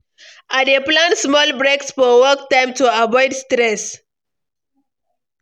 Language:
Nigerian Pidgin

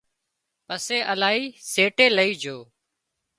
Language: Wadiyara Koli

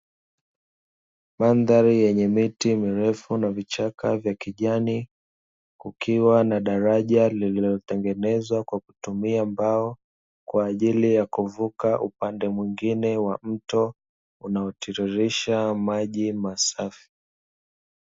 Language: Swahili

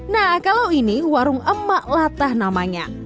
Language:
Indonesian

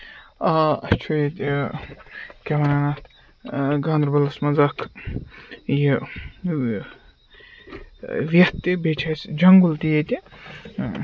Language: Kashmiri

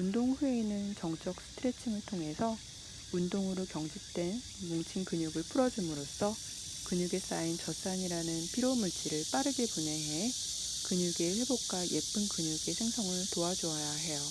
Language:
Korean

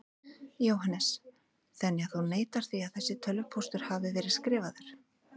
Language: Icelandic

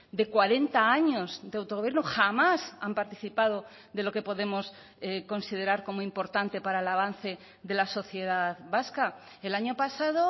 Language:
Spanish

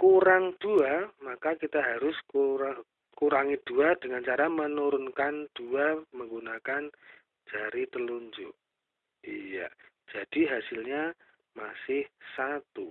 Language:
Indonesian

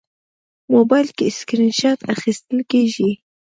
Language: Pashto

